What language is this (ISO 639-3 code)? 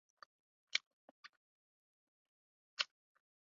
zho